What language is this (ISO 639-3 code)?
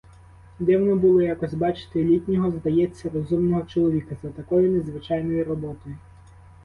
ukr